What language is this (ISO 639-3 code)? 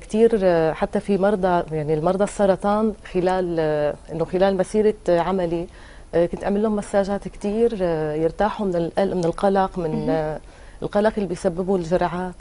ara